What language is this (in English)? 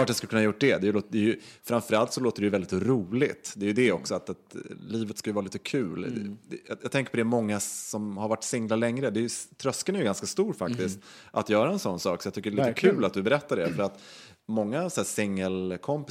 Swedish